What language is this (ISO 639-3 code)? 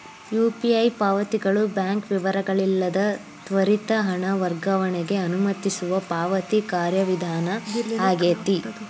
kan